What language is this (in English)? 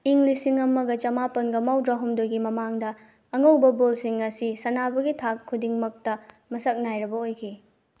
Manipuri